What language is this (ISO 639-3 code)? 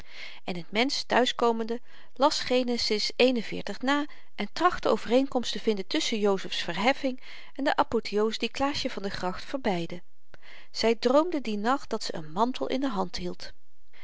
nld